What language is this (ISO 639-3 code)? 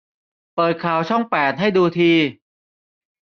tha